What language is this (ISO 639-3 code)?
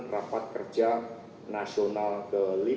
ind